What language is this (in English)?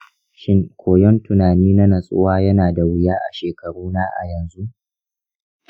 Hausa